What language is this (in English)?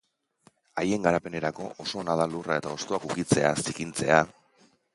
Basque